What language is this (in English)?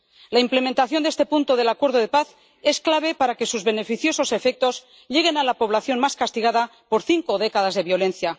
Spanish